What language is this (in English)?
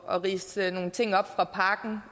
Danish